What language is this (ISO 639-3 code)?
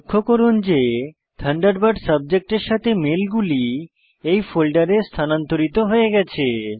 ben